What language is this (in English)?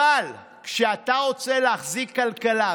Hebrew